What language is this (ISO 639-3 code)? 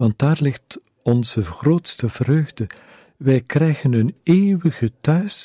nld